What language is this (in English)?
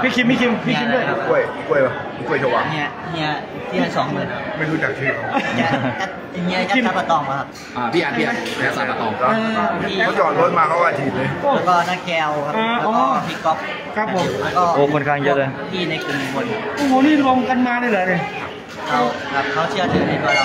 Thai